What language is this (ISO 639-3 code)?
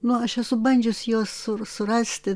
lit